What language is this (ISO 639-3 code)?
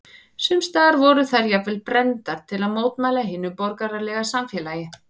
isl